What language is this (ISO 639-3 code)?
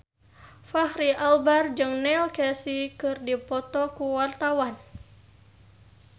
sun